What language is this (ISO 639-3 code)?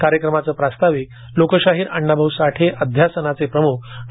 mar